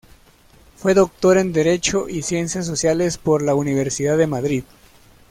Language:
Spanish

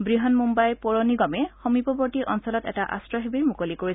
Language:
Assamese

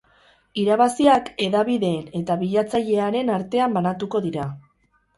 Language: Basque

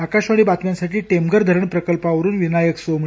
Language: Marathi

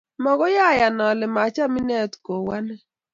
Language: Kalenjin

